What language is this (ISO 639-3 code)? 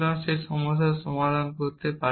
ben